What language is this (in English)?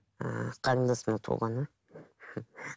Kazakh